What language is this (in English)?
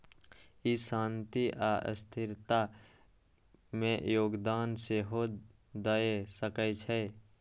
Maithili